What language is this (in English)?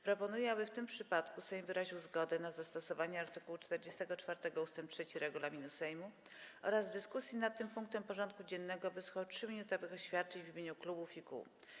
Polish